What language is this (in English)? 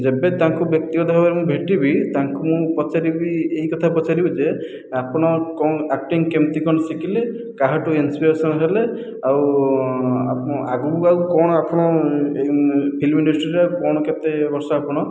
Odia